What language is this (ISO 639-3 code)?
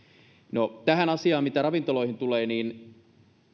fin